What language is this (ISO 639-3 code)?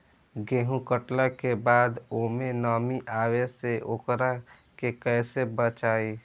bho